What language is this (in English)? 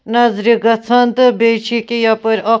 Kashmiri